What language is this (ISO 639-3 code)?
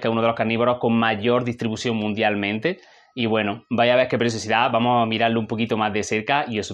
spa